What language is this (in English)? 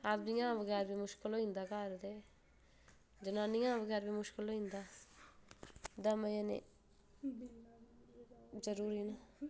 Dogri